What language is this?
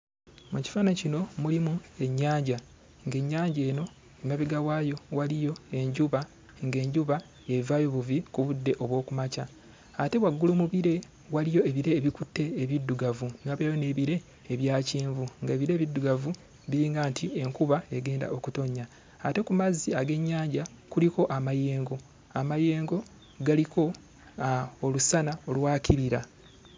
Ganda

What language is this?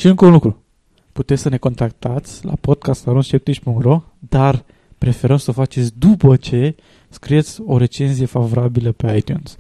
Romanian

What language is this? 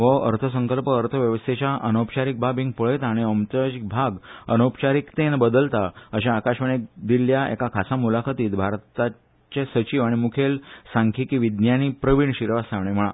Konkani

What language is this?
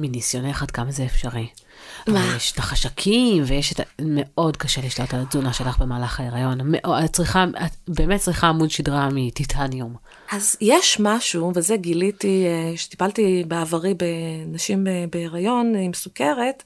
Hebrew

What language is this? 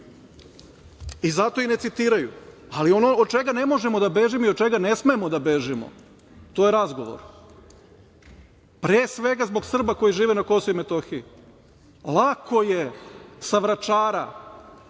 Serbian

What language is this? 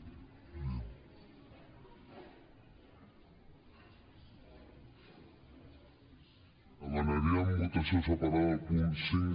Catalan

